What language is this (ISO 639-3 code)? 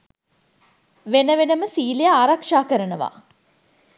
sin